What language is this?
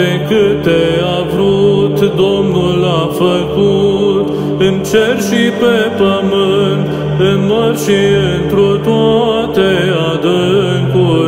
Romanian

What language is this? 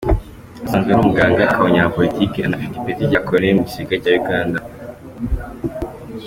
Kinyarwanda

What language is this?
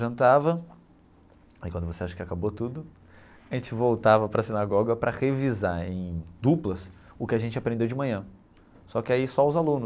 Portuguese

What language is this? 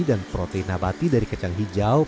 Indonesian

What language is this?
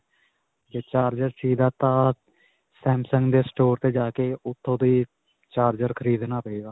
Punjabi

